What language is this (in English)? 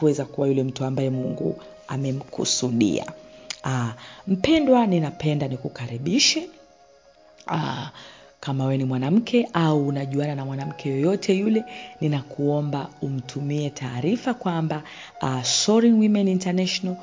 Swahili